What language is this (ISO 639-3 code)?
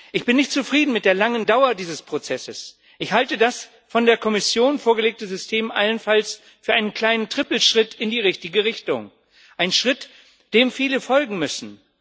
deu